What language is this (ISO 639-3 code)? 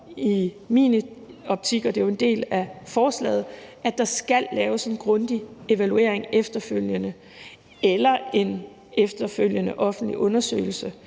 dan